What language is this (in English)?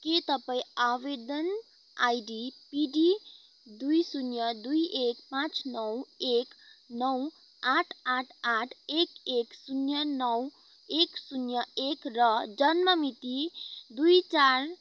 Nepali